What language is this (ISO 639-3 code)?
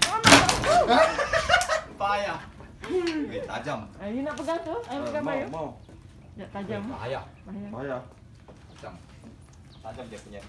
msa